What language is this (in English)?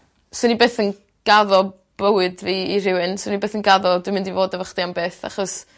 Welsh